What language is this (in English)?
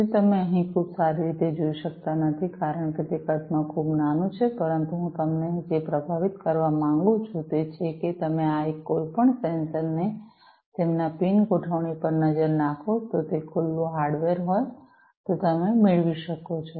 Gujarati